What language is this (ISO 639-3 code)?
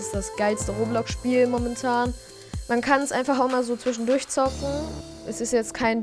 deu